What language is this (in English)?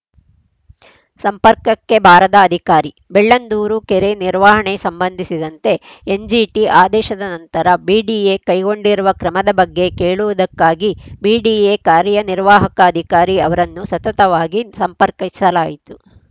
Kannada